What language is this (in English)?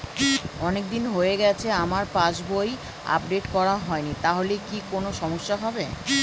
Bangla